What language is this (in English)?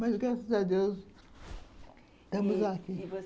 Portuguese